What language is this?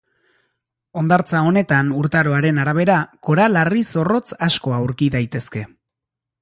Basque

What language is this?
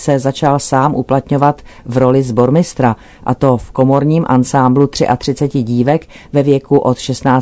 Czech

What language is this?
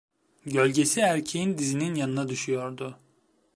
Turkish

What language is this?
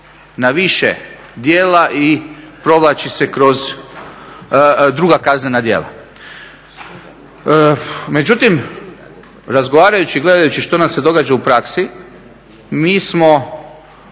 Croatian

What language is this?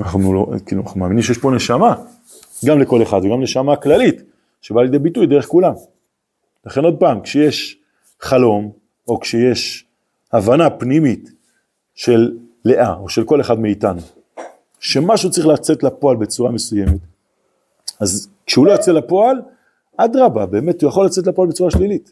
Hebrew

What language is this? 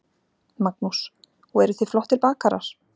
Icelandic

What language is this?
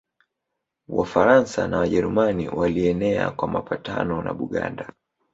Swahili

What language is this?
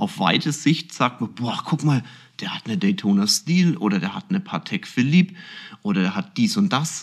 German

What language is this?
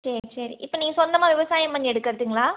Tamil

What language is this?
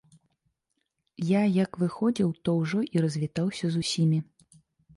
Belarusian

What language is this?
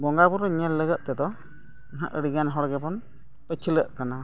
Santali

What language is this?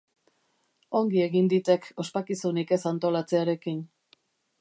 Basque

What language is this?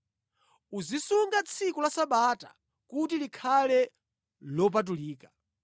Nyanja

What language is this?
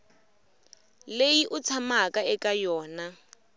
Tsonga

